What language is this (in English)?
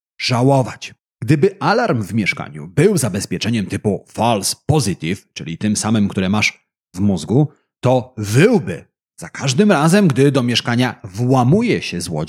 Polish